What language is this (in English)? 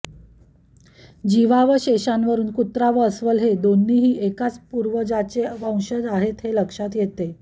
Marathi